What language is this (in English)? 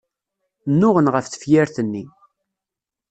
Kabyle